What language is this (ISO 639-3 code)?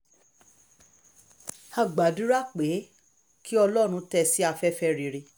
yor